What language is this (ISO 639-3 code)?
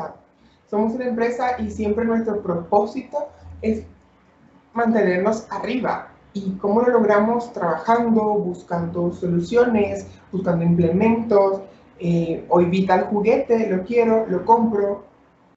spa